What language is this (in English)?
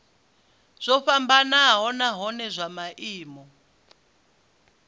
Venda